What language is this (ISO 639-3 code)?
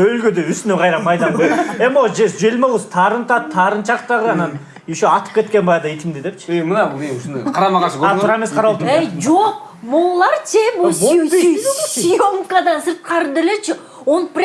tur